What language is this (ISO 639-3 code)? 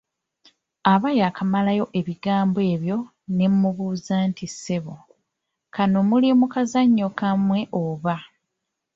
lug